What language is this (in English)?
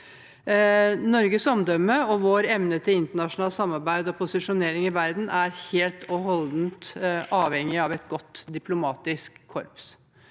Norwegian